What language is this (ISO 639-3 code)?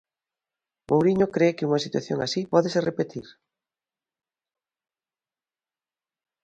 glg